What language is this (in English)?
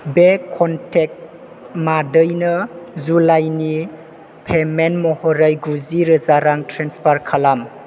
Bodo